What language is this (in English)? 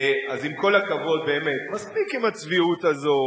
Hebrew